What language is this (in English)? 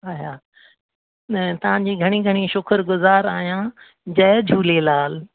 Sindhi